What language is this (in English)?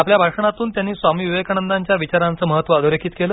Marathi